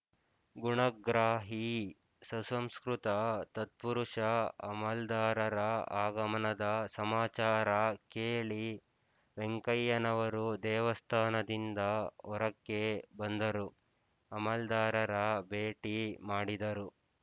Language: Kannada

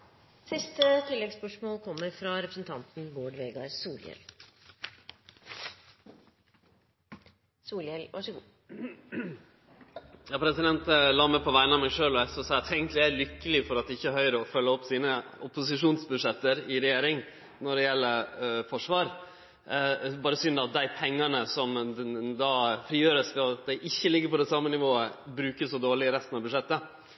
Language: Norwegian Nynorsk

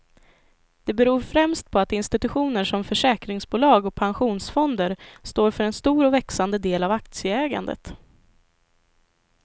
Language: Swedish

